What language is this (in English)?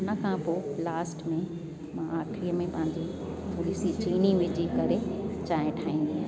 Sindhi